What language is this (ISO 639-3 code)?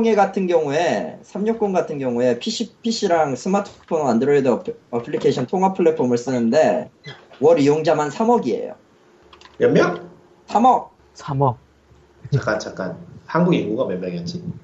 kor